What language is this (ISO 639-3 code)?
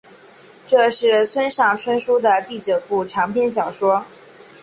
zho